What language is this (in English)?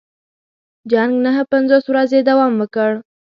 Pashto